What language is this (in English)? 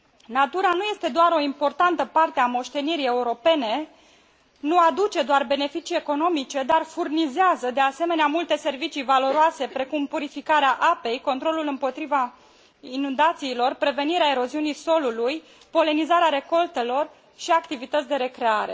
Romanian